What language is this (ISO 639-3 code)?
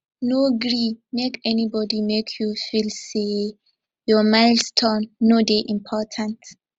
pcm